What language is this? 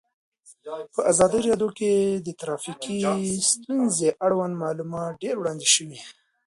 Pashto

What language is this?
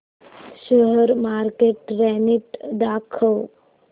Marathi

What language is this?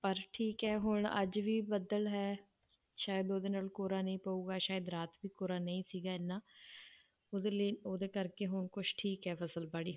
Punjabi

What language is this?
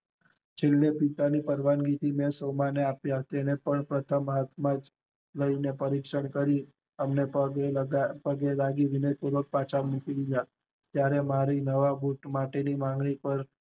Gujarati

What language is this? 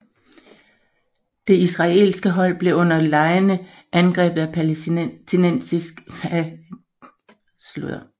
Danish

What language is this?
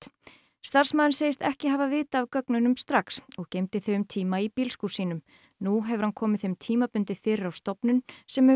Icelandic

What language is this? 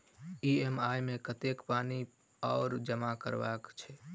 Maithili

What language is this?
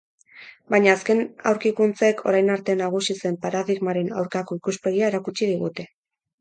Basque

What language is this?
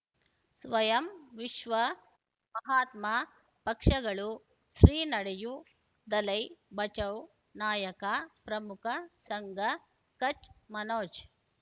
Kannada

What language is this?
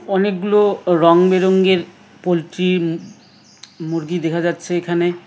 Bangla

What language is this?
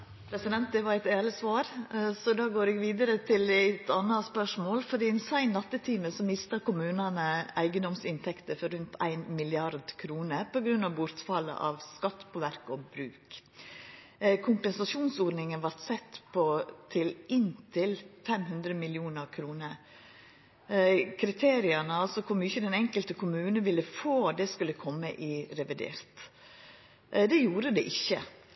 Norwegian Nynorsk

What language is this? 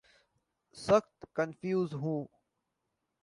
Urdu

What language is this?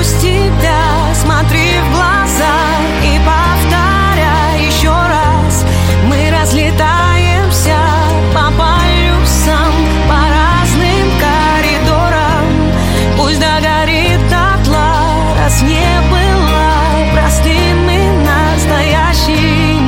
Russian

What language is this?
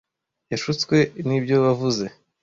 Kinyarwanda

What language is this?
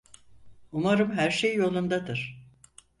Turkish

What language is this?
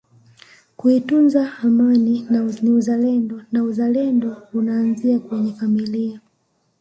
Swahili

